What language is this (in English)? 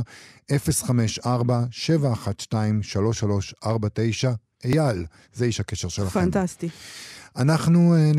Hebrew